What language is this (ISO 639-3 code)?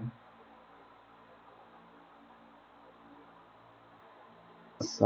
som